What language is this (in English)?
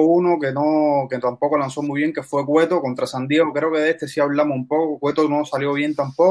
Spanish